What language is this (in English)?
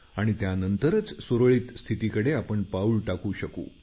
Marathi